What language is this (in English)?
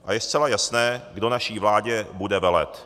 Czech